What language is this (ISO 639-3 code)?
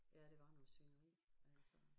dan